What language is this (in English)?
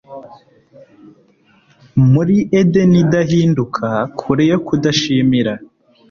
Kinyarwanda